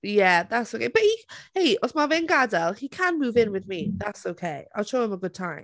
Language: Welsh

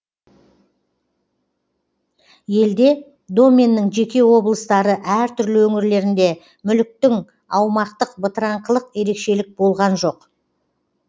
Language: Kazakh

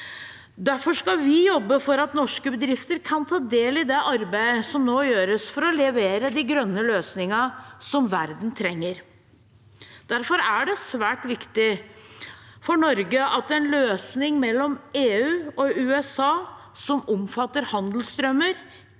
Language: Norwegian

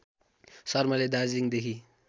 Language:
Nepali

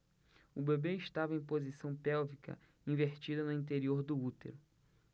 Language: Portuguese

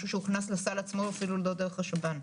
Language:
Hebrew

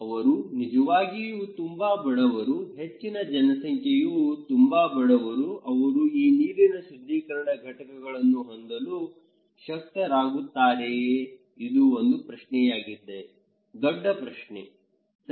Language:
Kannada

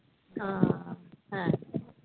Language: Santali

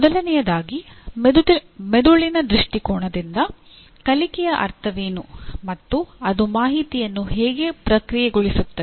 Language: Kannada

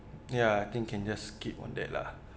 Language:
English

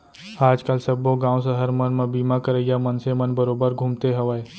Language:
Chhattisgarhi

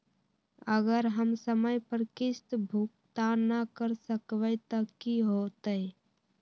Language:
Magahi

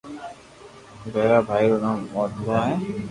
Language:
Loarki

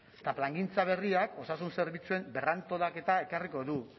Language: Basque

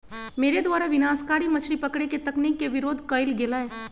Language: Magahi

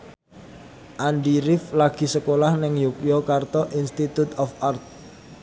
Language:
Javanese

